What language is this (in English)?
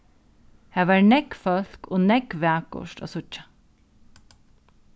Faroese